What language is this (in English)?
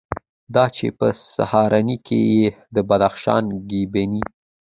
Pashto